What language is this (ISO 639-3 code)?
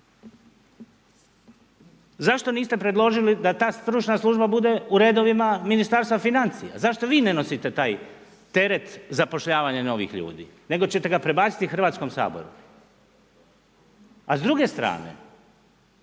hrv